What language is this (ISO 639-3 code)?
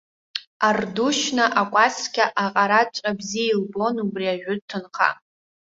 abk